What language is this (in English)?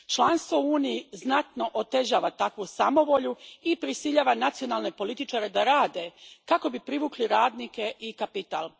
Croatian